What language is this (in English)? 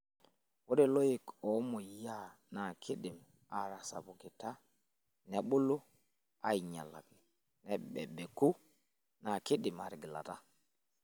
Masai